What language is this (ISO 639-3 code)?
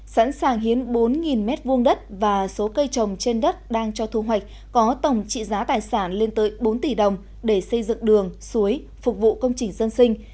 vie